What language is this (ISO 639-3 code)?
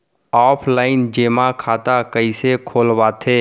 hne